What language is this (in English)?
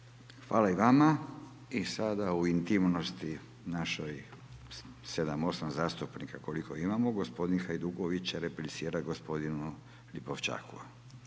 Croatian